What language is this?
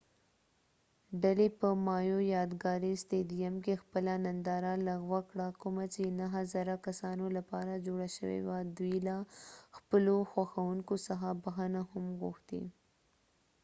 Pashto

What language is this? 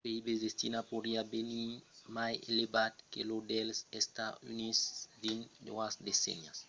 Occitan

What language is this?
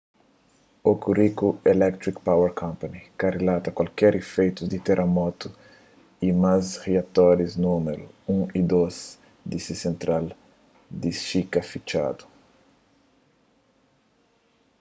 Kabuverdianu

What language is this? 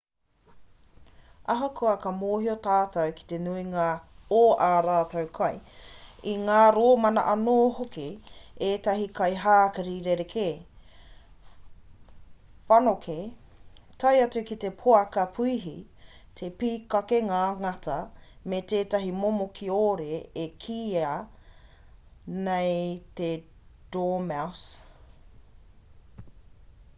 Māori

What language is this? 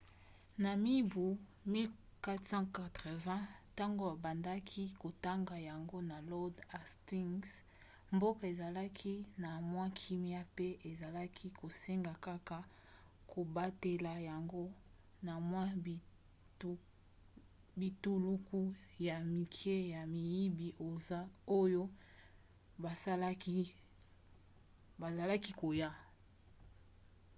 Lingala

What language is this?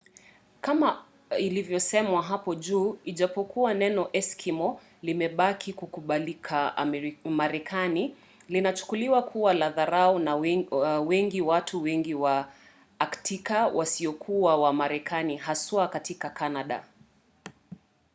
Swahili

